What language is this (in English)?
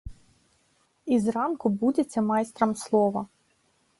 Belarusian